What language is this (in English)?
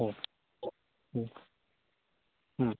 Bodo